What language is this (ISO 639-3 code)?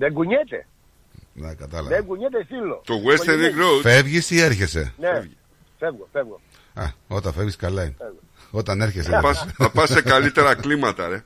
ell